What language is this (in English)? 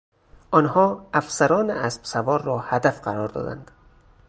Persian